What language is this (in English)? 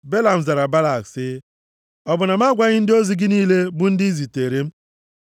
Igbo